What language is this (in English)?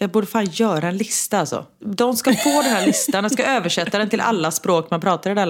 Swedish